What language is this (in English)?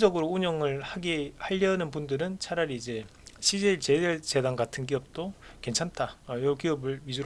Korean